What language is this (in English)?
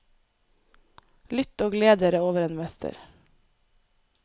Norwegian